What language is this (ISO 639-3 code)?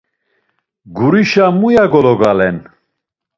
lzz